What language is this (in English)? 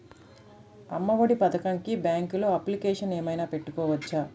Telugu